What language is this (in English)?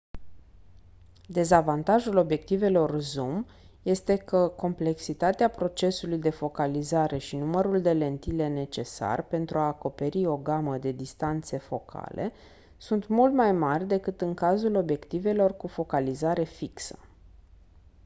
Romanian